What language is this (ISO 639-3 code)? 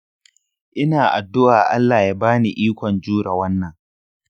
hau